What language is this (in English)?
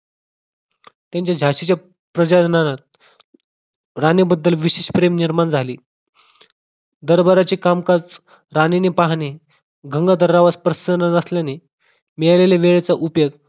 Marathi